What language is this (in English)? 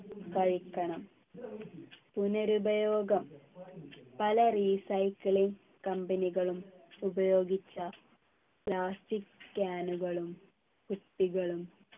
Malayalam